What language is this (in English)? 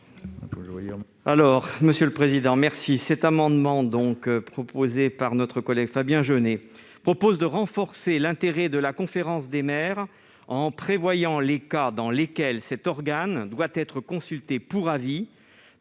French